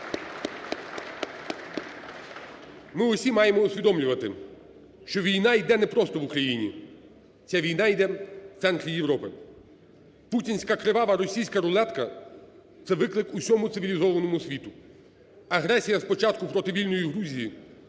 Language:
Ukrainian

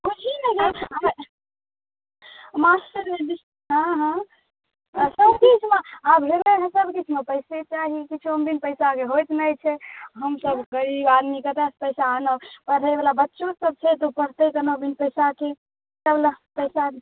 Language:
Maithili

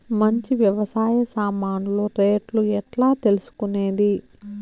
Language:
Telugu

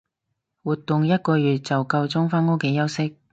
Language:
Cantonese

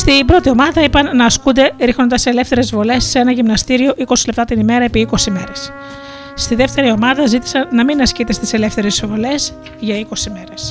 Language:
Greek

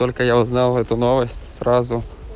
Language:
Russian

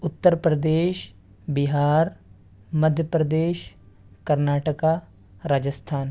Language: Urdu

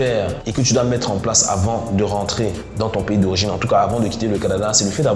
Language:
French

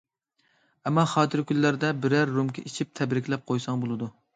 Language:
Uyghur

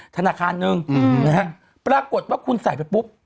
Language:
Thai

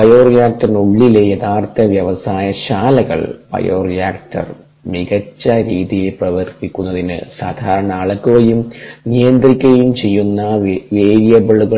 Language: Malayalam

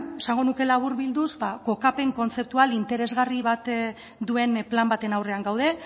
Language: Basque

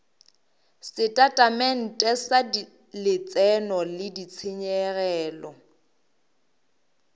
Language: Northern Sotho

